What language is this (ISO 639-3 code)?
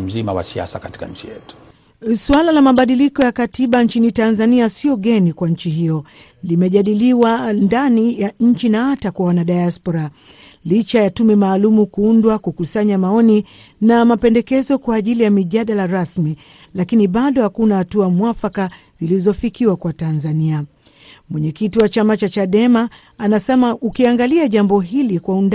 swa